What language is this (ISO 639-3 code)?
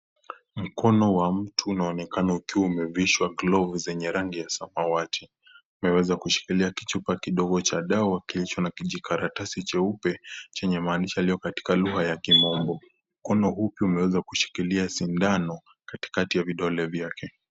swa